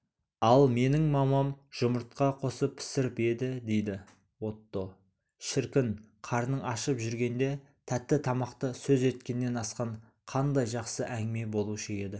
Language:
Kazakh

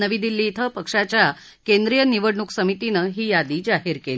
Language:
Marathi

